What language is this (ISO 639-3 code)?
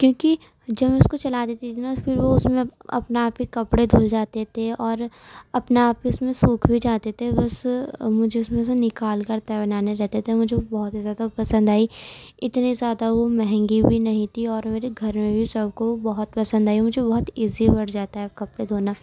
urd